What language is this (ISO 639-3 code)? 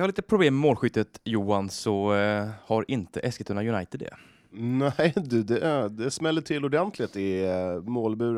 swe